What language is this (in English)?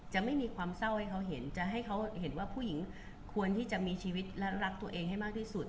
Thai